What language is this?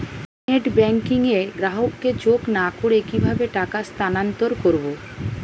Bangla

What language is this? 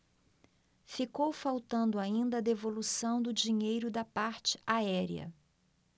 Portuguese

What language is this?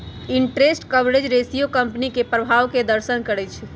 Magahi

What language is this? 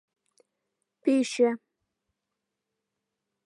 Mari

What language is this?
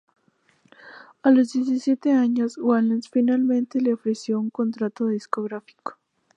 Spanish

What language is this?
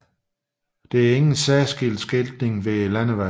Danish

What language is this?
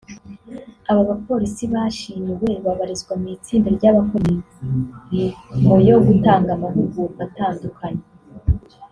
Kinyarwanda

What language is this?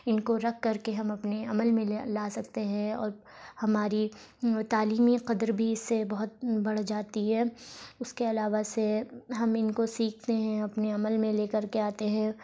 Urdu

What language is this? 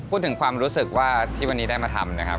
Thai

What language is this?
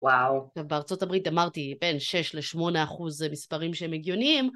Hebrew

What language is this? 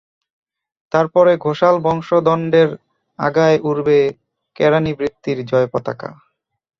Bangla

